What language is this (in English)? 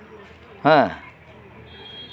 Santali